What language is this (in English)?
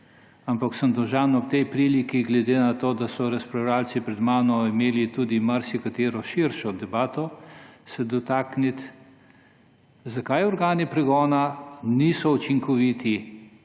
Slovenian